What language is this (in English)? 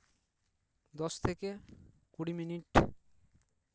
Santali